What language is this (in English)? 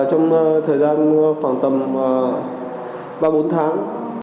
Vietnamese